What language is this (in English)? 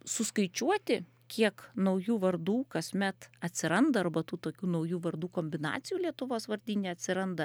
Lithuanian